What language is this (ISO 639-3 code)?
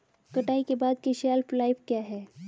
hin